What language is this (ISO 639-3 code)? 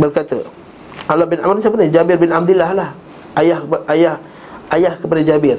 msa